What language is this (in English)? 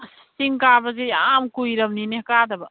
Manipuri